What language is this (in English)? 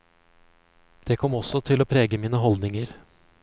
Norwegian